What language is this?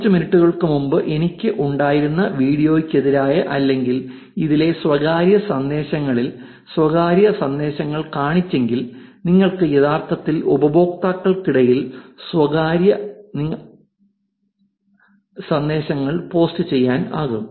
Malayalam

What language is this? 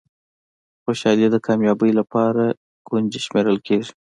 Pashto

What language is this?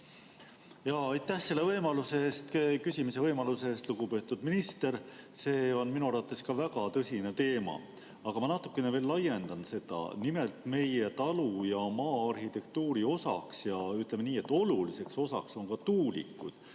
Estonian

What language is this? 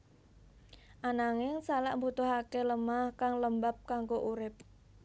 Javanese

